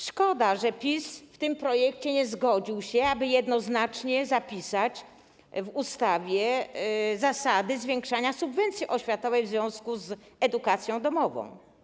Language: Polish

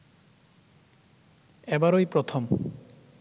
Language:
Bangla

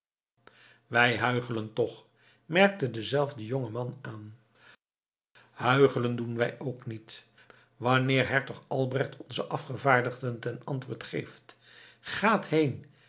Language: Dutch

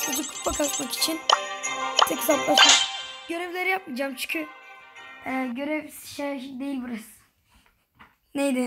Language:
Turkish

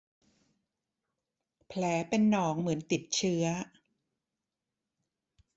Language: Thai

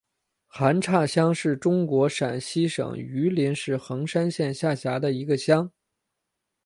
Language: Chinese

